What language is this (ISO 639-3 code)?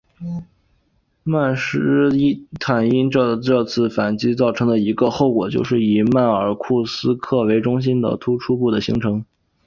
zho